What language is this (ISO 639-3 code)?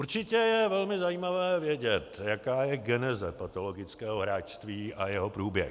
ces